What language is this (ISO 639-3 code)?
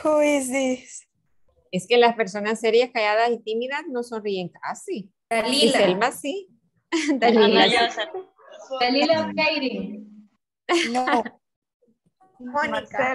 spa